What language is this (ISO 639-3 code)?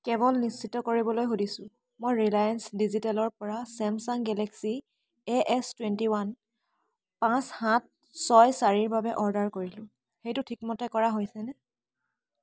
asm